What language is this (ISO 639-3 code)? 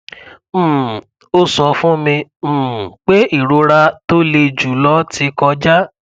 yor